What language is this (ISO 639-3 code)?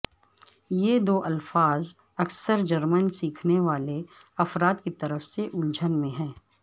urd